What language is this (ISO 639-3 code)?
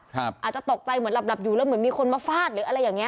tha